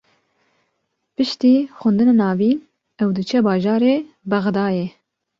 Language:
Kurdish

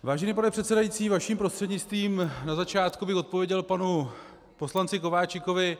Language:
Czech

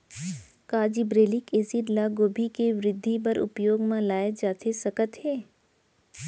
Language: Chhattisgarhi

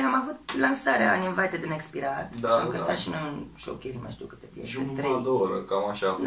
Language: Romanian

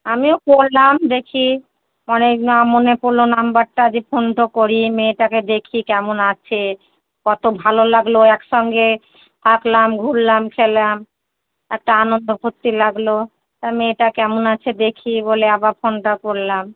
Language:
Bangla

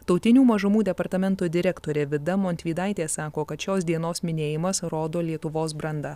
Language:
Lithuanian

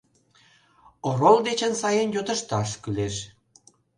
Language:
Mari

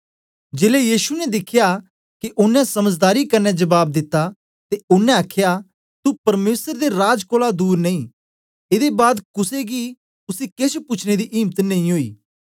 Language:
Dogri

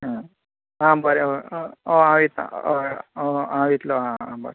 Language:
Konkani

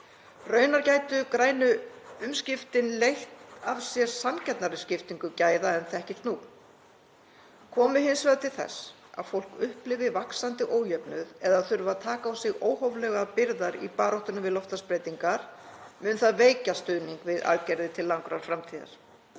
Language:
Icelandic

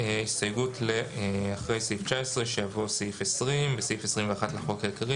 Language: Hebrew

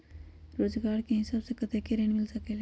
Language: Magahi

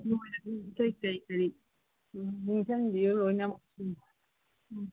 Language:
Manipuri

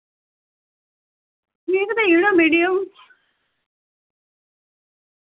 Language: Dogri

